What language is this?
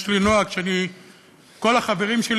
Hebrew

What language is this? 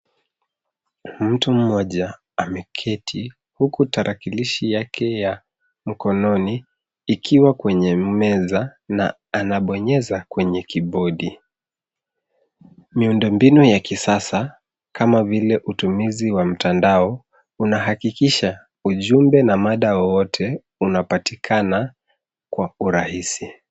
Swahili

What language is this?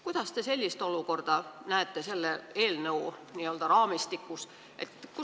Estonian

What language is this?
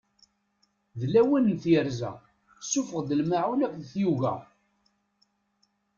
Kabyle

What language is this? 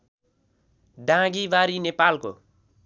Nepali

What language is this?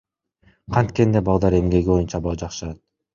Kyrgyz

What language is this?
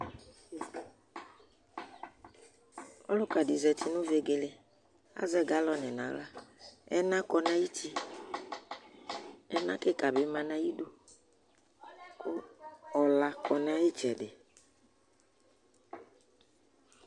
Ikposo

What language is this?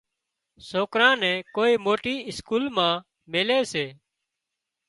Wadiyara Koli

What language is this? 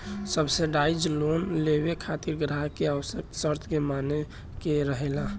Bhojpuri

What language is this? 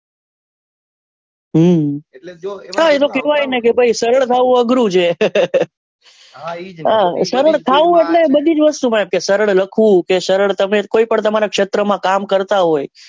Gujarati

